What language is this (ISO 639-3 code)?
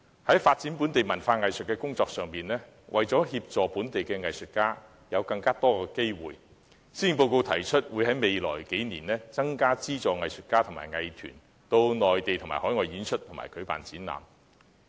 yue